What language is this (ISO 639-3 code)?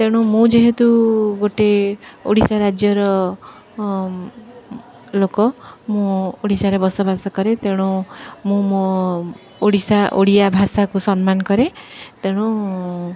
ori